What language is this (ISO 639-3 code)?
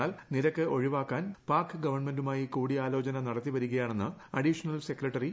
mal